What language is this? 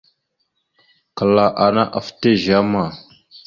Mada (Cameroon)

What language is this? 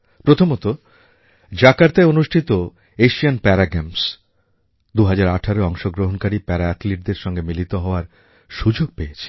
Bangla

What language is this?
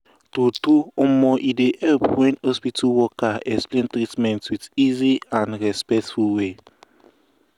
Nigerian Pidgin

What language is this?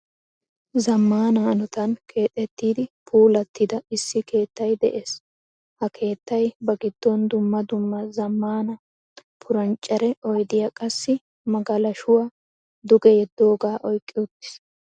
Wolaytta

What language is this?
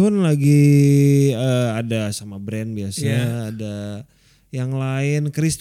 Indonesian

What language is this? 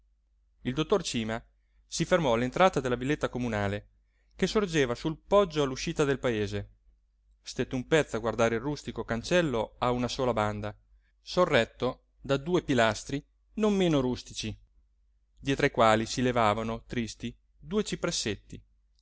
Italian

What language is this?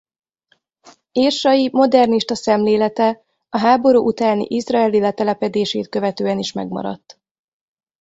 Hungarian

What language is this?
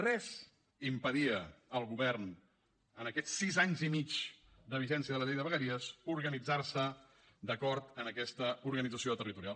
Catalan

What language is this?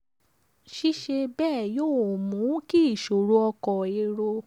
Yoruba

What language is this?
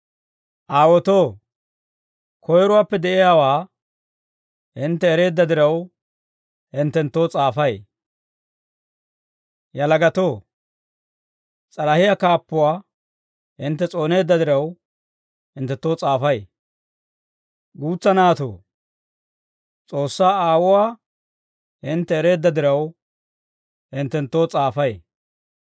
Dawro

